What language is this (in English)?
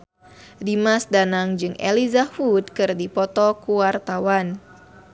Sundanese